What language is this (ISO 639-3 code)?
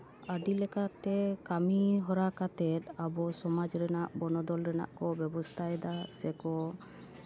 sat